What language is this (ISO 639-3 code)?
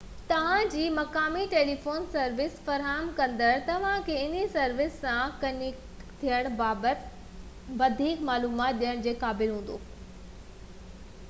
snd